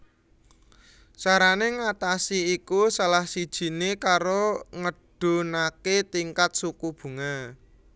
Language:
Javanese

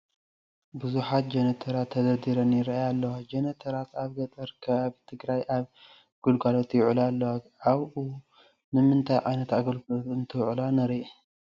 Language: Tigrinya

